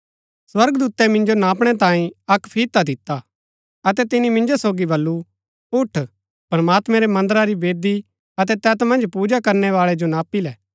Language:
Gaddi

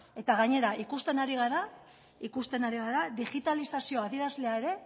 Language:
Basque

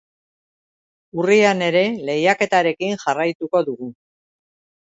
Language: Basque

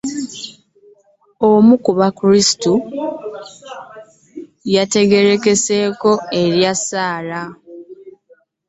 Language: Ganda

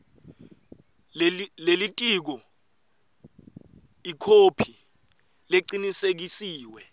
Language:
Swati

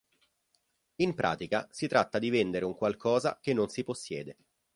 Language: Italian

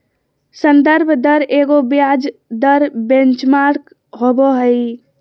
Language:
Magahi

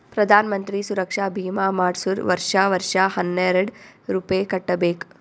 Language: Kannada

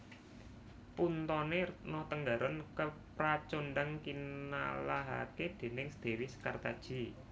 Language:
Javanese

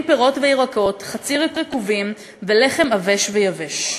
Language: Hebrew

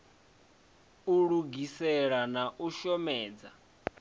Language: Venda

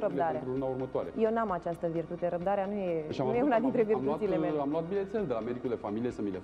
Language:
Romanian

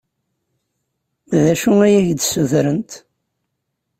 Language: Kabyle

